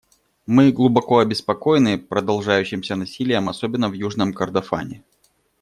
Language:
Russian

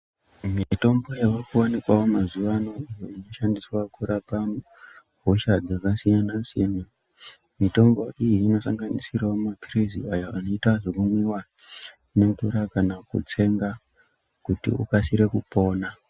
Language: Ndau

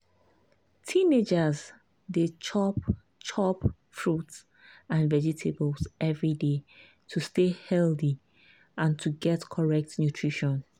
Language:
Nigerian Pidgin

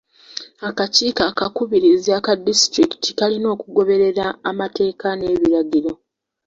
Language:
Ganda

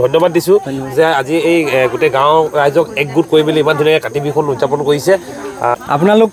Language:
Thai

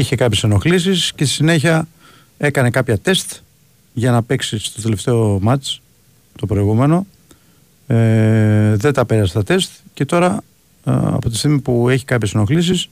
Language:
Greek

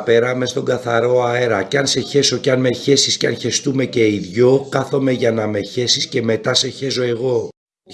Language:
Greek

